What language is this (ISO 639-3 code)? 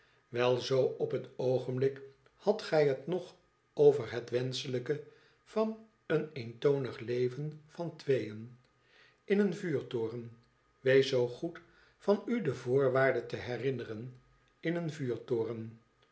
nld